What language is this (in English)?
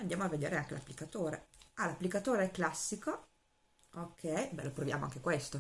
Italian